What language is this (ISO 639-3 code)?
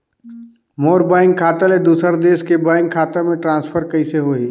hne